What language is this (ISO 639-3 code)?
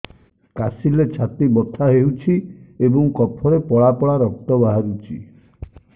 ori